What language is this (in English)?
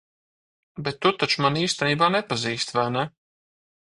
Latvian